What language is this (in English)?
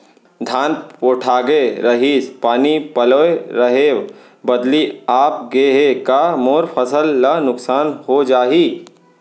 Chhattisgarhi